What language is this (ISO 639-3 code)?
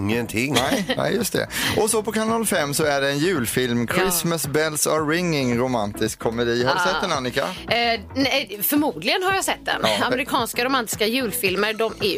swe